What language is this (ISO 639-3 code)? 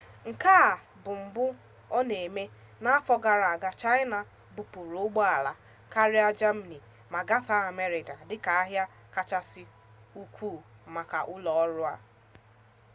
ibo